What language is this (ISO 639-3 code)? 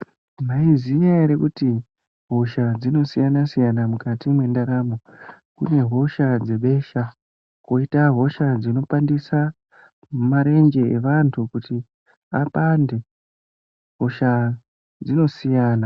ndc